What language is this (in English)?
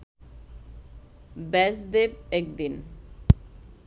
Bangla